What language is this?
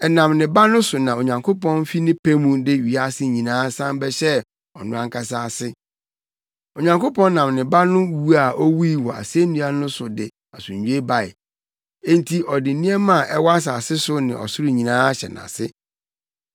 Akan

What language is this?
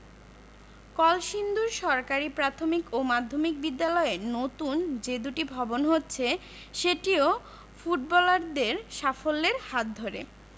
Bangla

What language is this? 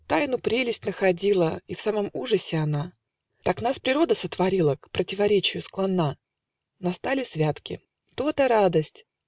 Russian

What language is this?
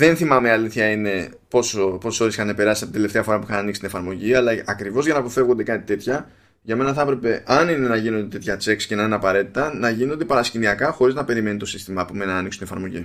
Greek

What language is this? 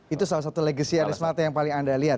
Indonesian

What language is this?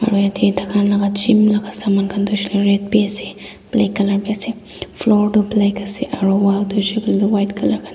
Naga Pidgin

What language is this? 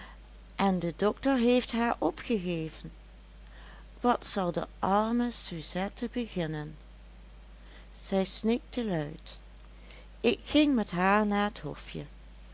Dutch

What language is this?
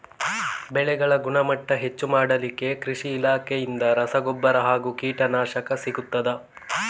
Kannada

